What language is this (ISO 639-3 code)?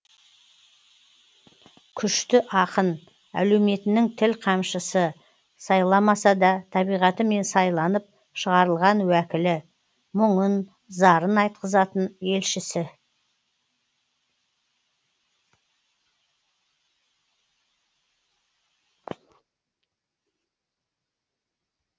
kaz